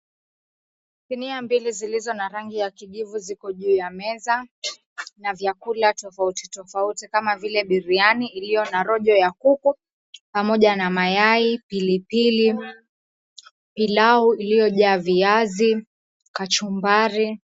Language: Swahili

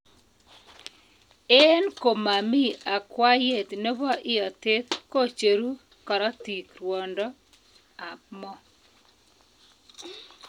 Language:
Kalenjin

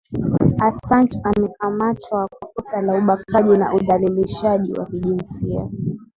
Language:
Swahili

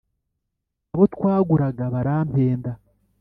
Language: Kinyarwanda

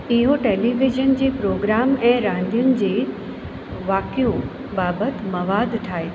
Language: Sindhi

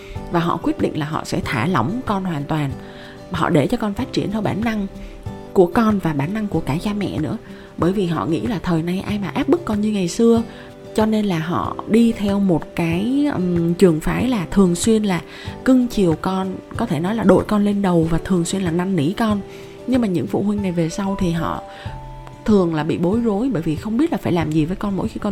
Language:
Vietnamese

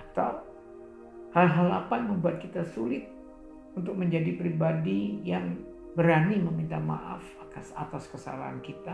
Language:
Indonesian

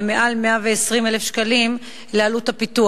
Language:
Hebrew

